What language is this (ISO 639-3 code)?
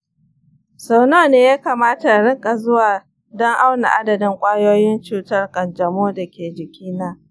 hau